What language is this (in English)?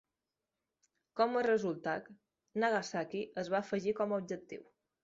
Catalan